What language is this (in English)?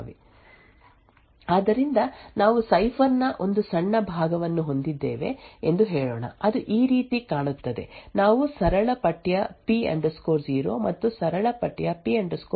Kannada